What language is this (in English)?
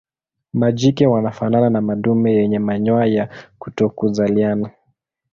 Swahili